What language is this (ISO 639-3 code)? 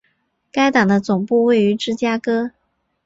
zho